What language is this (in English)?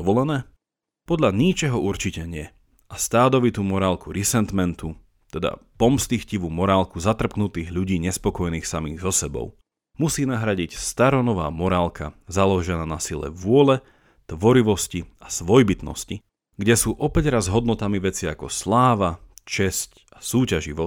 Slovak